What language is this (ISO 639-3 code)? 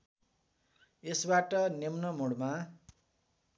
nep